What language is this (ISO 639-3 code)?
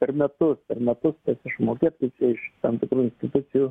lit